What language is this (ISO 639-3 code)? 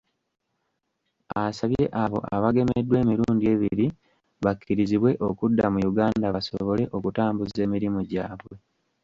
lug